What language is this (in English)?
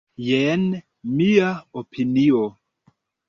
Esperanto